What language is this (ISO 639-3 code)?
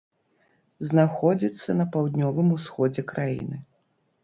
bel